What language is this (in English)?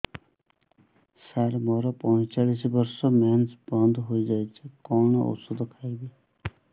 Odia